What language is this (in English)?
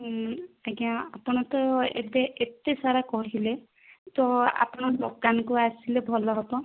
Odia